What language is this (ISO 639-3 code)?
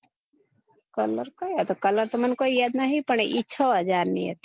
guj